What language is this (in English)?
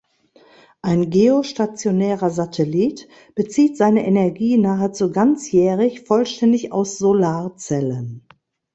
German